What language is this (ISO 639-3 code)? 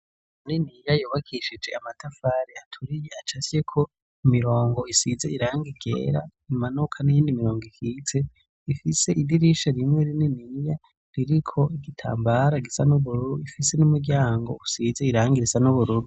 run